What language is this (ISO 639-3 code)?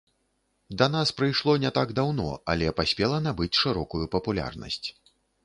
bel